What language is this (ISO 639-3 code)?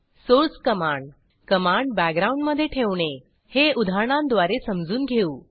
mar